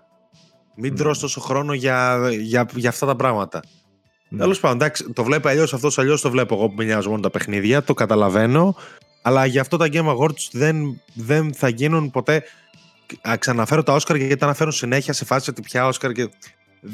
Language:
Greek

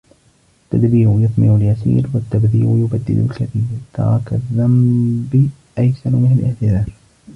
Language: Arabic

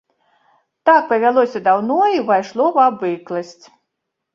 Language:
Belarusian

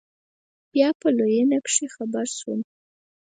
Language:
Pashto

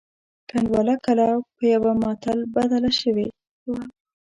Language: Pashto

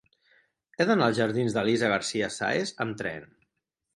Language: Catalan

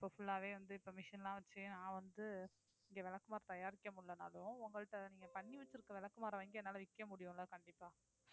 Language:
Tamil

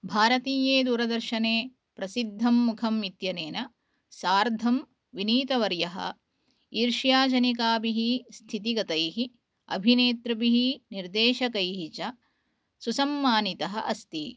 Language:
Sanskrit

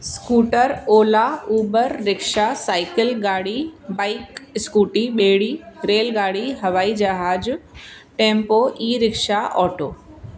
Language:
Sindhi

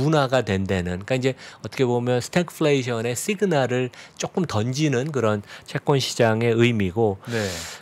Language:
Korean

